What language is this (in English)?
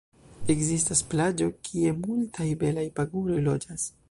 Esperanto